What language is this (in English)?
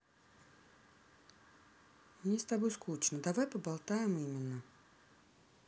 Russian